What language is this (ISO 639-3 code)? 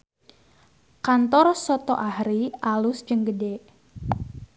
sun